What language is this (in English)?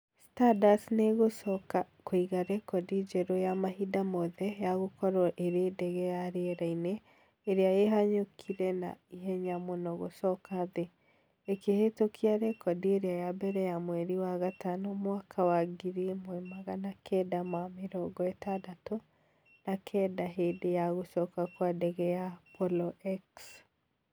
Kikuyu